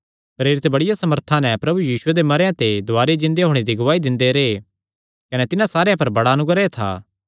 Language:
Kangri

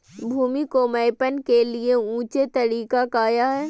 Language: Magahi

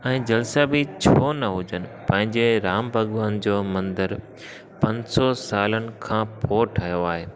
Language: Sindhi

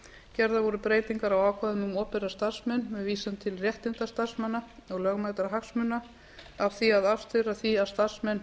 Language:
Icelandic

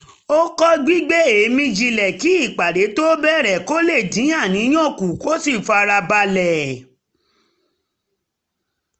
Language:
Yoruba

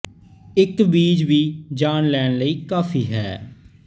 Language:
Punjabi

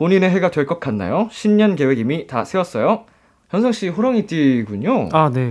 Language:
Korean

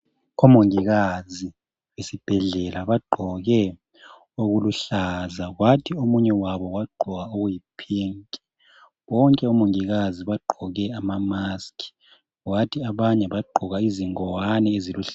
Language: North Ndebele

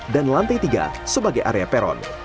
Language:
Indonesian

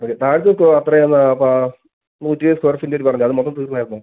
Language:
Malayalam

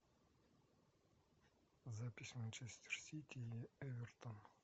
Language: Russian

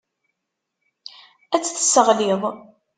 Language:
Kabyle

